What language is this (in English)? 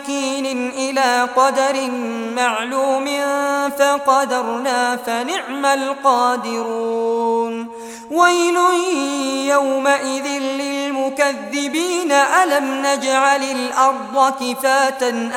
Arabic